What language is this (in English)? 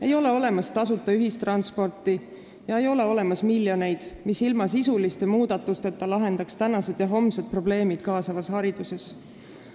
Estonian